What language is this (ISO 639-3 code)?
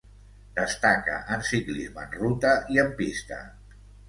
cat